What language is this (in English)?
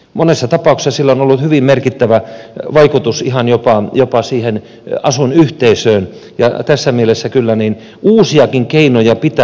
Finnish